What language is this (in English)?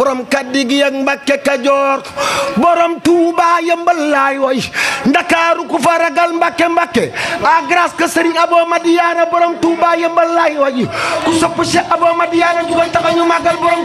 Indonesian